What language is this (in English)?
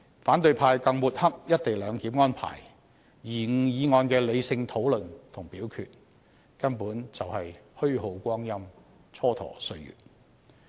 Cantonese